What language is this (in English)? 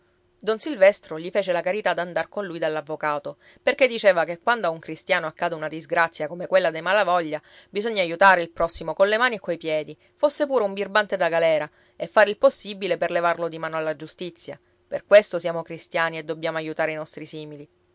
Italian